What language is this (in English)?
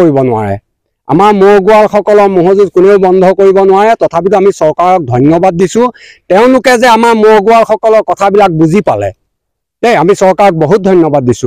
Bangla